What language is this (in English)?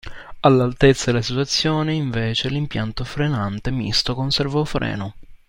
Italian